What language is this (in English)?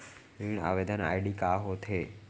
Chhattisgarhi